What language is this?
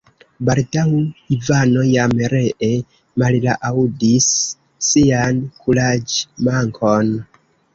Esperanto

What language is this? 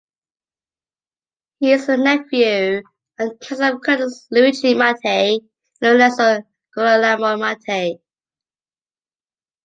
English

